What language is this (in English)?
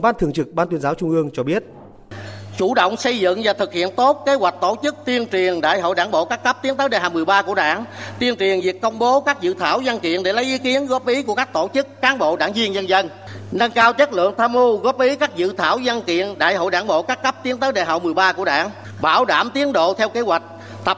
Vietnamese